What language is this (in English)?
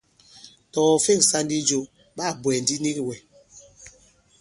Bankon